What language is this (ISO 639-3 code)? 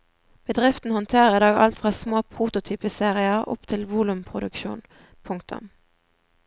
nor